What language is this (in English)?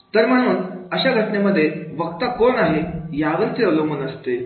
Marathi